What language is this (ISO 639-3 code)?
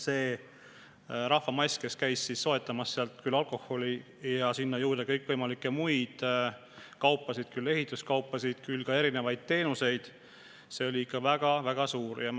est